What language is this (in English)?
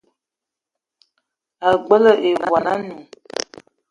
Eton (Cameroon)